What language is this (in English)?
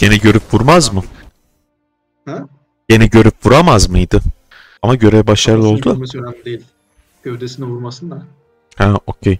Turkish